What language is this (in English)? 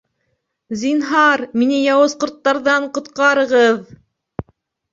Bashkir